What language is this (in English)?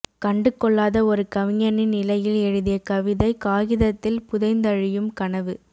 Tamil